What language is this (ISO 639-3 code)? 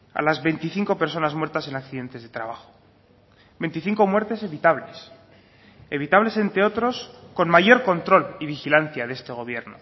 spa